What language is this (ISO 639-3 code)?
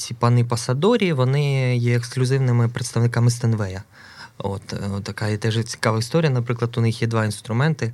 ukr